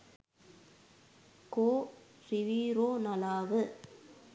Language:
Sinhala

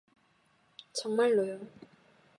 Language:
Korean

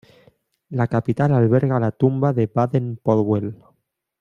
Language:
Spanish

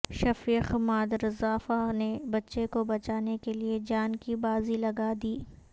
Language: Urdu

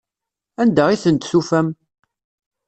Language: Kabyle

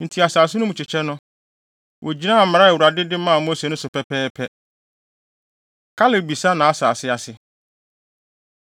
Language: Akan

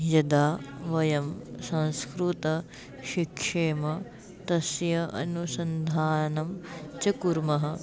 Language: Sanskrit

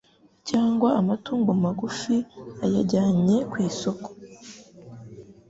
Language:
Kinyarwanda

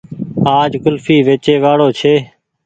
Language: Goaria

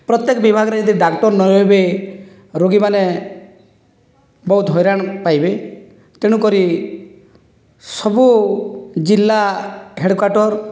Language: Odia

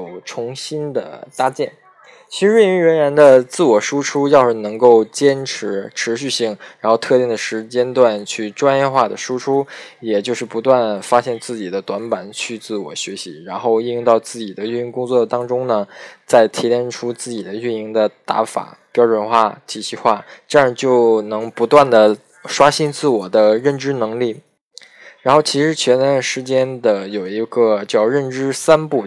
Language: Chinese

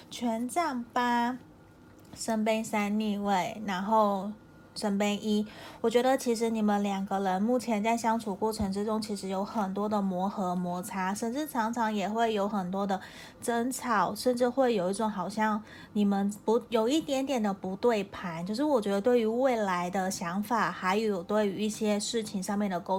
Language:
Chinese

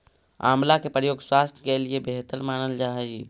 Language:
Magahi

